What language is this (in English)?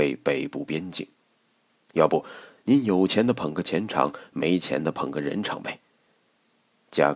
Chinese